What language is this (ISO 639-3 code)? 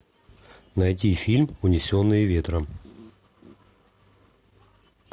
rus